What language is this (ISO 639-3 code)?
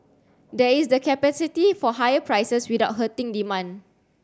eng